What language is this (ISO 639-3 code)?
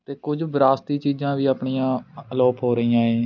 pan